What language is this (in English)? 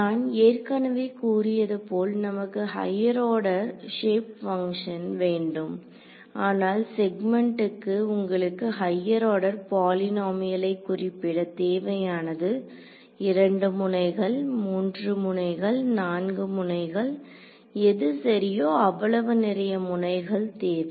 Tamil